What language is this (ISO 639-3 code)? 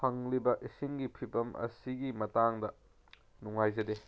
mni